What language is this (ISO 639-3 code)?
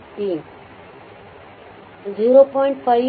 kan